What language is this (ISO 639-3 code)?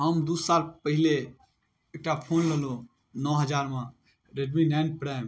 mai